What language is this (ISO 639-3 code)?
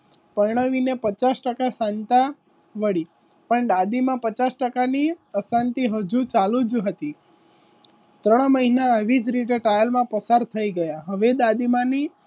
guj